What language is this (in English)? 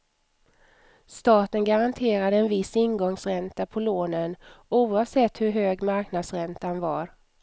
Swedish